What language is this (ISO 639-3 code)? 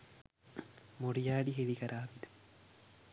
sin